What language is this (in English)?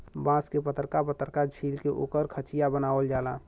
Bhojpuri